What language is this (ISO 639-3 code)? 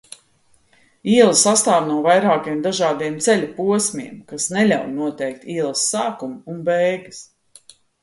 lav